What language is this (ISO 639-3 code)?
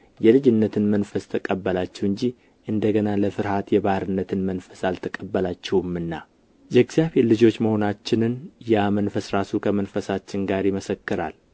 amh